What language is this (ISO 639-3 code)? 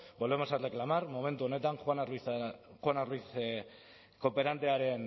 spa